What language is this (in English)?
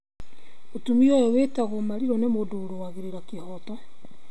Kikuyu